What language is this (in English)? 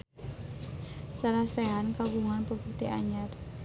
Sundanese